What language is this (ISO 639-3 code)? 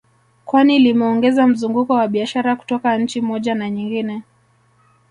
swa